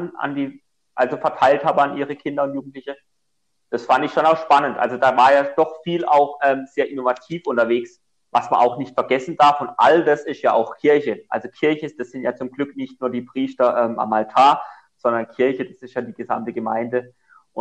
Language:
German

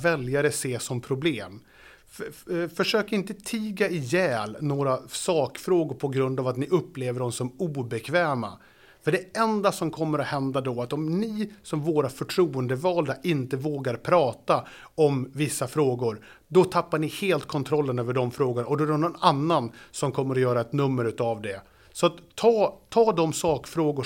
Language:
Swedish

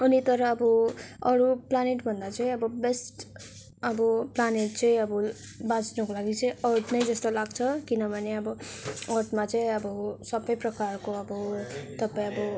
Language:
Nepali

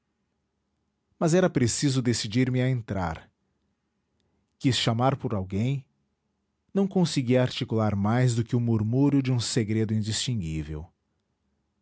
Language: Portuguese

